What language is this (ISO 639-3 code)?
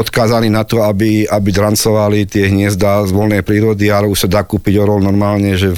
slk